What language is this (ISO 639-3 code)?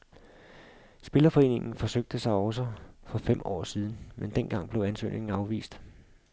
dan